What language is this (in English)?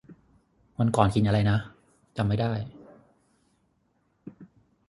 Thai